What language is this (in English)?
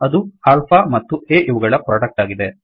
Kannada